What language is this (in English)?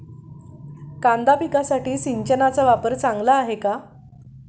Marathi